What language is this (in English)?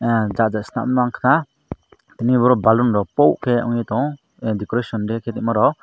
Kok Borok